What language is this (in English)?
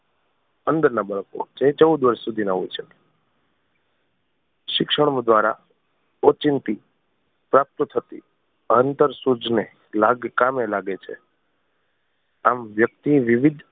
Gujarati